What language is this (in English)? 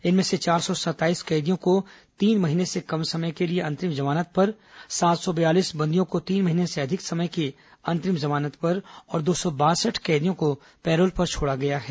Hindi